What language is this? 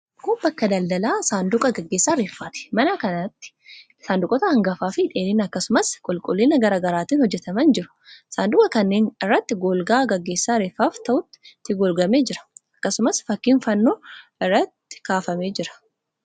Oromo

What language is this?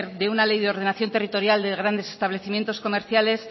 Spanish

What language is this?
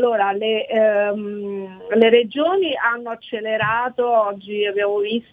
Italian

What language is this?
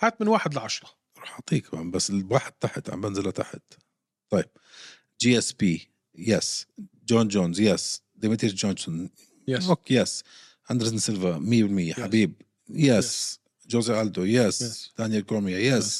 Arabic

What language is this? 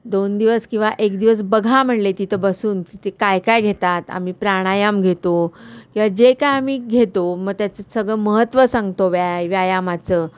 Marathi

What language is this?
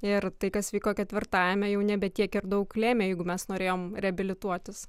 Lithuanian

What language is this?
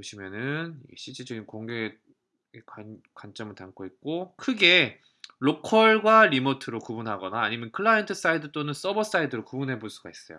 Korean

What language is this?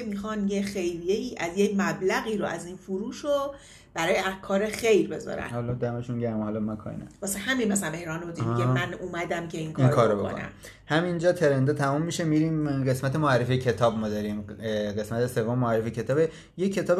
Persian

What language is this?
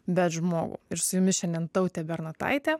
Lithuanian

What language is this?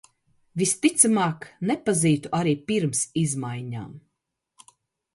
Latvian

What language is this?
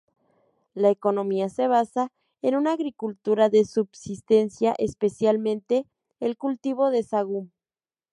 Spanish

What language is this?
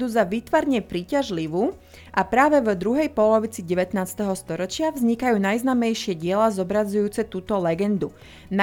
Slovak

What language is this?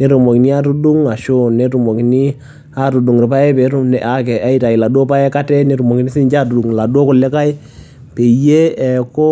Masai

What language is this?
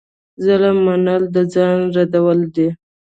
Pashto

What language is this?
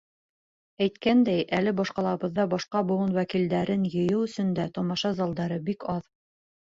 Bashkir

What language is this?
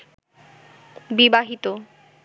Bangla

